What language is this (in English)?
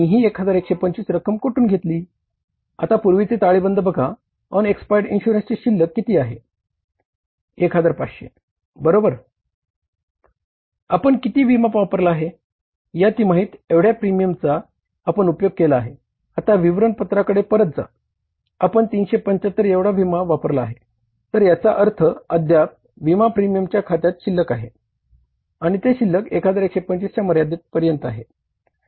Marathi